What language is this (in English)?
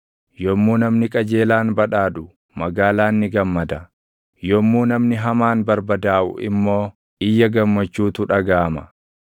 Oromo